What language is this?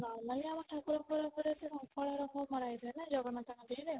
Odia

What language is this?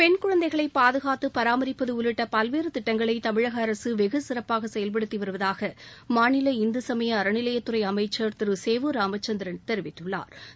Tamil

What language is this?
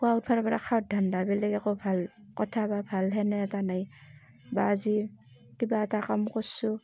Assamese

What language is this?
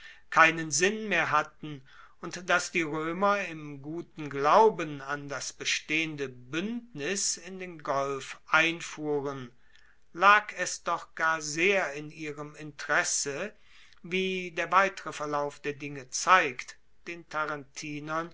German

